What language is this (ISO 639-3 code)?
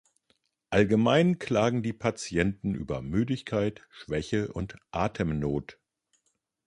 deu